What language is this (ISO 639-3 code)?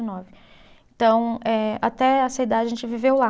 por